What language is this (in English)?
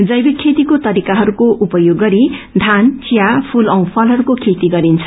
Nepali